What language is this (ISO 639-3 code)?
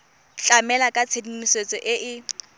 tsn